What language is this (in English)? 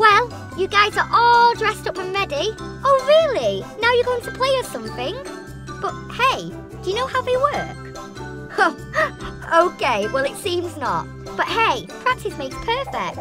English